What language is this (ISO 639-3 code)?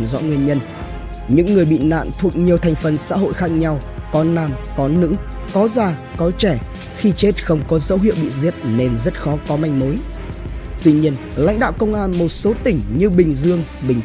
vie